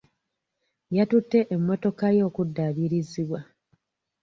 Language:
Ganda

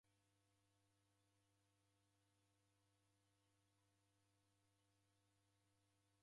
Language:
Taita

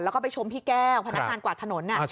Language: Thai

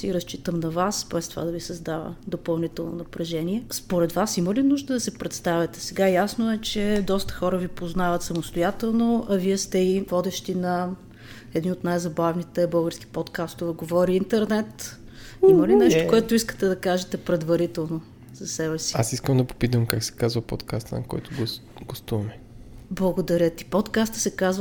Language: Bulgarian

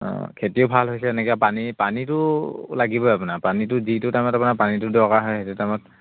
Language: Assamese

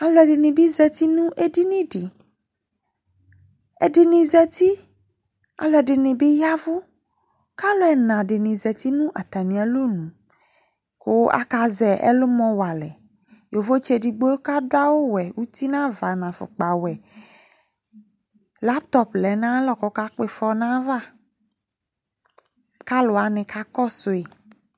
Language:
Ikposo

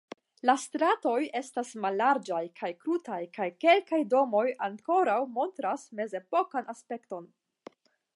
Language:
Esperanto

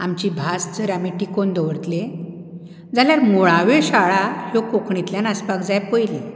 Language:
Konkani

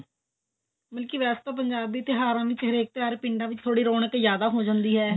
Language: Punjabi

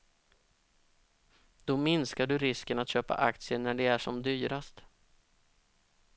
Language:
Swedish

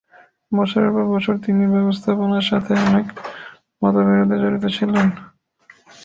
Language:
Bangla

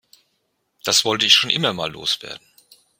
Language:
German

